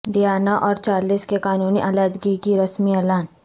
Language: Urdu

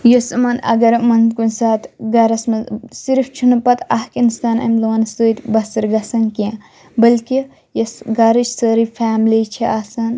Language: Kashmiri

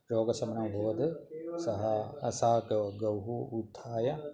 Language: Sanskrit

